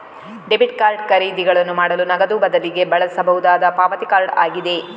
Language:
Kannada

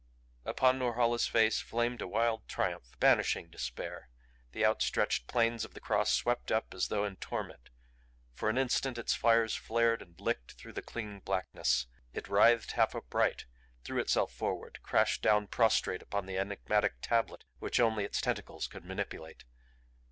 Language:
English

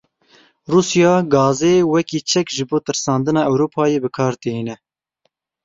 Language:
Kurdish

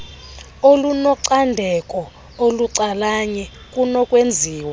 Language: Xhosa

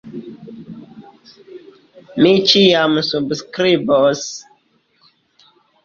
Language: Esperanto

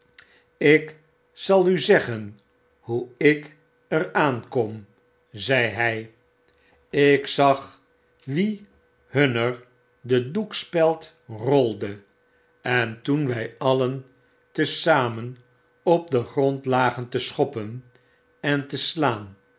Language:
Dutch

